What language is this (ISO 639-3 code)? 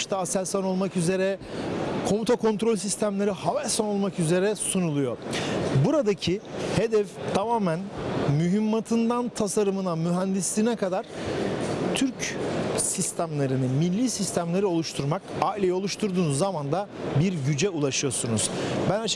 tur